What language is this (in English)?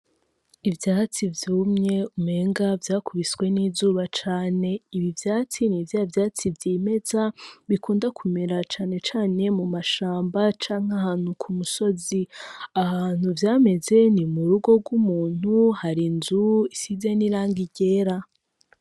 Rundi